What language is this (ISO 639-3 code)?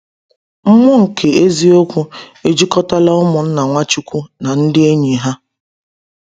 ibo